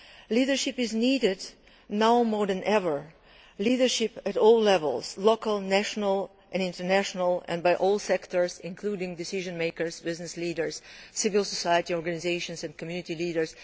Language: English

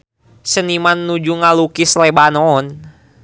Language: Sundanese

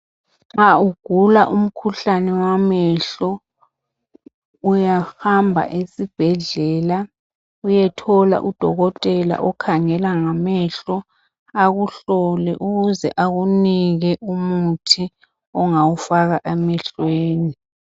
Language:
North Ndebele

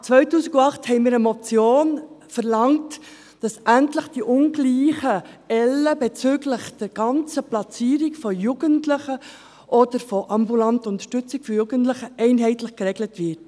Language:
Swiss German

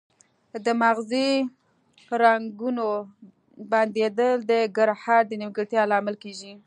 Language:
Pashto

